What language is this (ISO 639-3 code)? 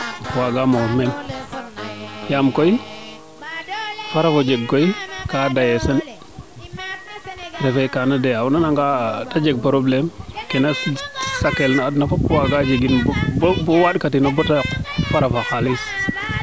srr